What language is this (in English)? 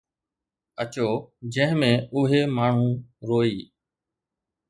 Sindhi